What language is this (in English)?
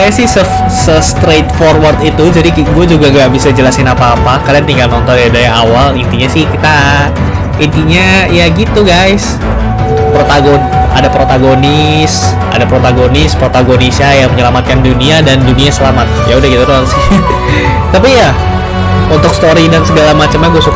Indonesian